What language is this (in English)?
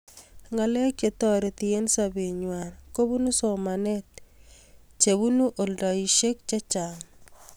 Kalenjin